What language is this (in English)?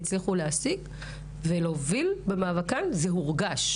Hebrew